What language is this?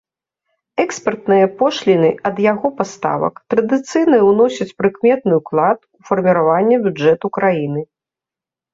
Belarusian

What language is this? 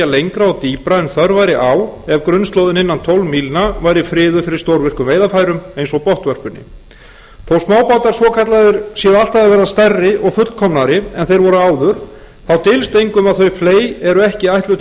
Icelandic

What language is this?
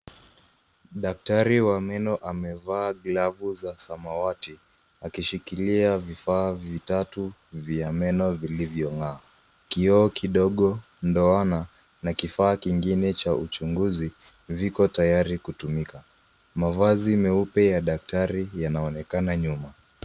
Swahili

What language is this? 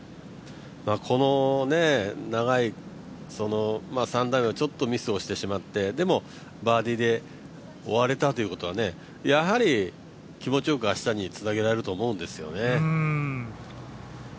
Japanese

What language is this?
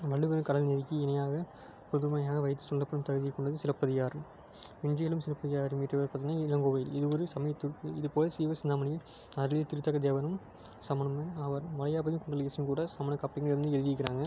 Tamil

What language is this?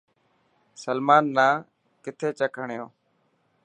Dhatki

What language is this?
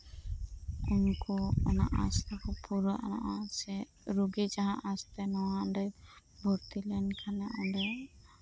Santali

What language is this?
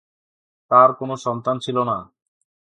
Bangla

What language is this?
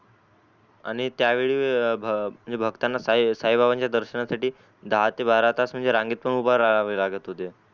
Marathi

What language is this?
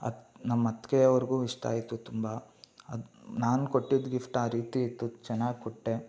Kannada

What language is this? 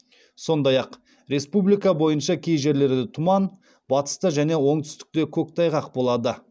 Kazakh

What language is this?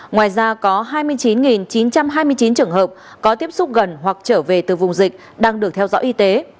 Vietnamese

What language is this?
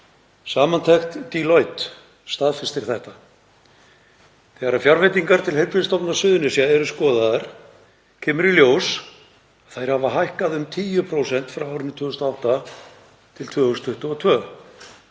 Icelandic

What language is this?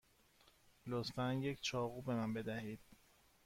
Persian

